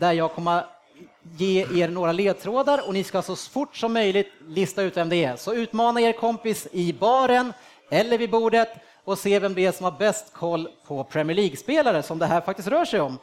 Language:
Swedish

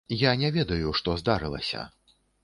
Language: Belarusian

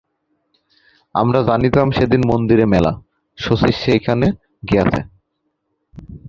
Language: Bangla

